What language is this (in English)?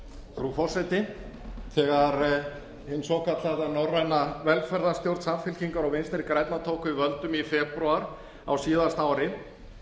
Icelandic